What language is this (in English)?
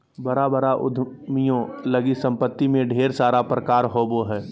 Magahi